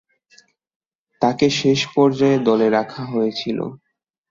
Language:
Bangla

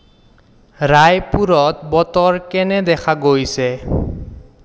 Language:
Assamese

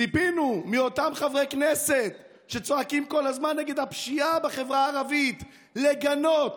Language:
Hebrew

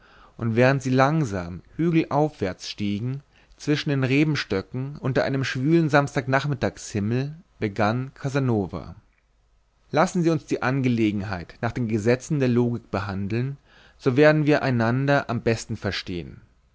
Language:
German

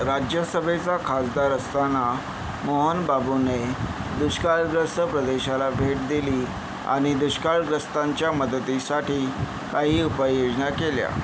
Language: Marathi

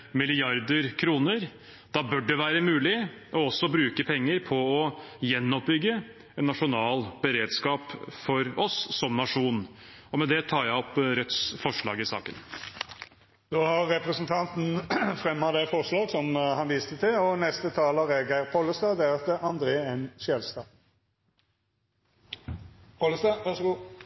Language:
Norwegian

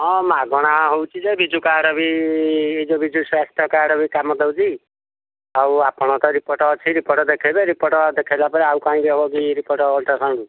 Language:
Odia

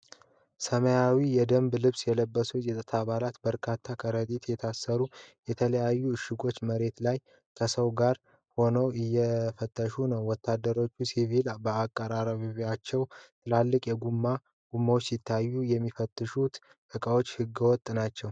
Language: Amharic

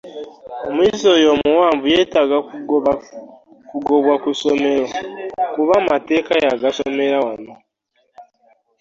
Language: Ganda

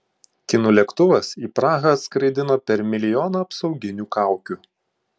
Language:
Lithuanian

